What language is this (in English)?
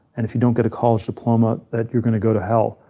English